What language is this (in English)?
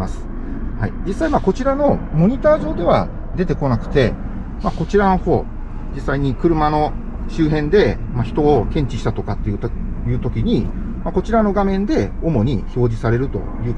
Japanese